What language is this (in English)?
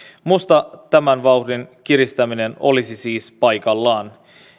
Finnish